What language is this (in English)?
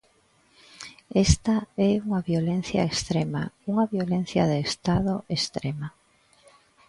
Galician